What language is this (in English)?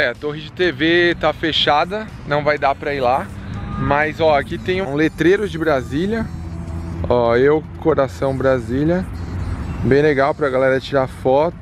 Portuguese